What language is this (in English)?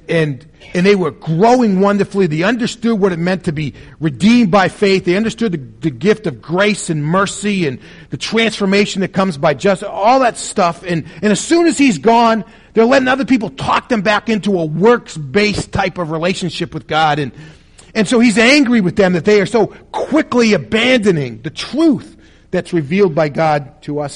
English